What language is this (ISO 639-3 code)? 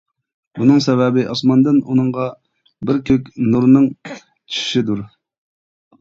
uig